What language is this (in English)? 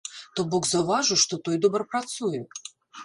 Belarusian